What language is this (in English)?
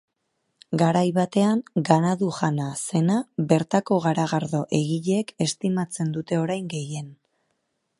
Basque